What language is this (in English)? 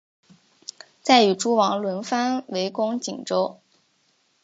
Chinese